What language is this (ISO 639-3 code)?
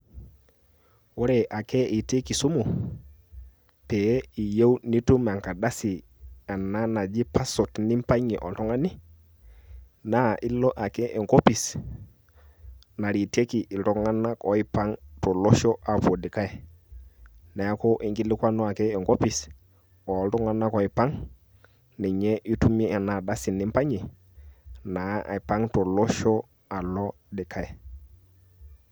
mas